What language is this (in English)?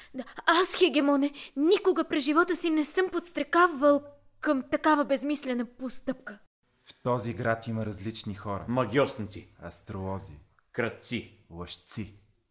Bulgarian